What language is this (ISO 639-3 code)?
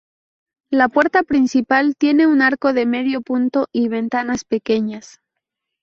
spa